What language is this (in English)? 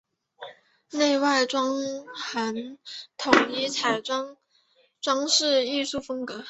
Chinese